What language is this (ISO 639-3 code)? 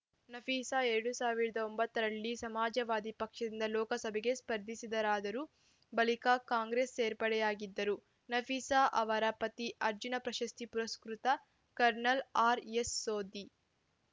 kan